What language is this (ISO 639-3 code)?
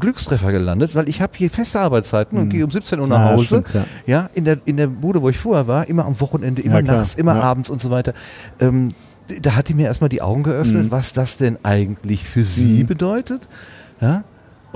deu